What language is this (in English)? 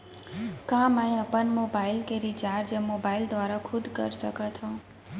Chhattisgarhi